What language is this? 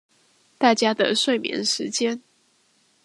Chinese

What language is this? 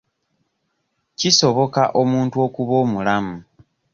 Ganda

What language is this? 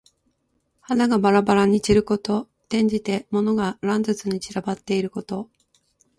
Japanese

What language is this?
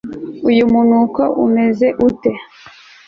Kinyarwanda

